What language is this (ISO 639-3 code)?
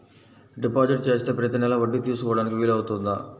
tel